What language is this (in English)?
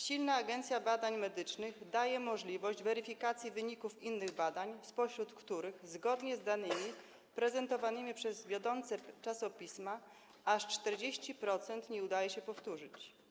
Polish